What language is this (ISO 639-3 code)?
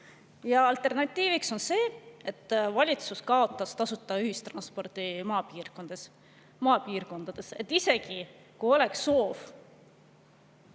est